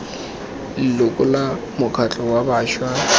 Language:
Tswana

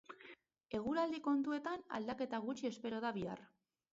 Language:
Basque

